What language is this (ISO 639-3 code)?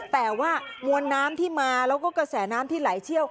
tha